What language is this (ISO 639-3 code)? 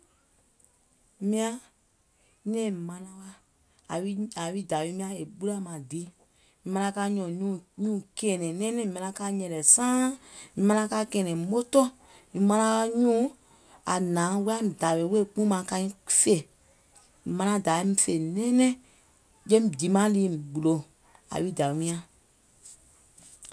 gol